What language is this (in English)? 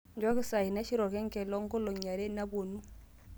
Masai